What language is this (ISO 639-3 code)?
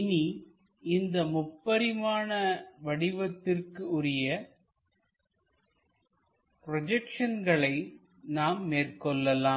tam